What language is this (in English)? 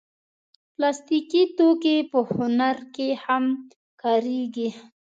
Pashto